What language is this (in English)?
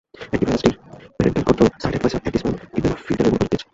Bangla